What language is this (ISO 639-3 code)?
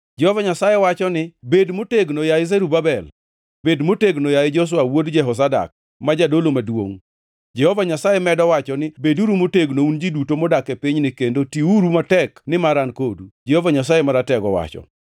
luo